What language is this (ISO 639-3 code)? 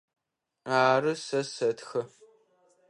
ady